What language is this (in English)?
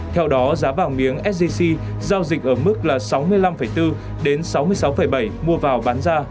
Vietnamese